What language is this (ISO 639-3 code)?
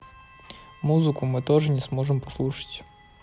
rus